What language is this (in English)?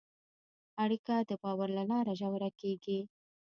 Pashto